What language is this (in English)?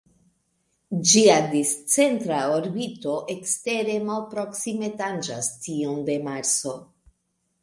Esperanto